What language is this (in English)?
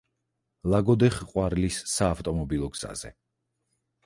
Georgian